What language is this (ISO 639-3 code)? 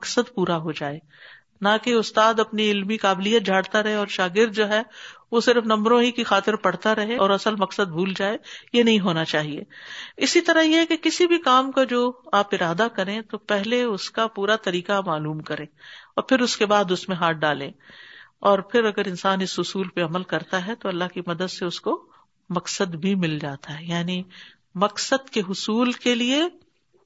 urd